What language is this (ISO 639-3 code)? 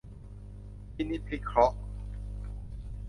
tha